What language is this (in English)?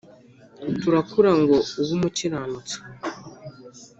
Kinyarwanda